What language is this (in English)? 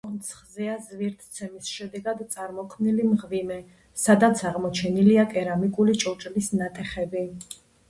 Georgian